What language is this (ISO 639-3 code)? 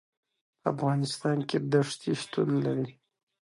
pus